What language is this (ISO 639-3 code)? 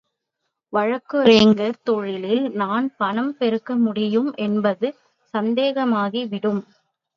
tam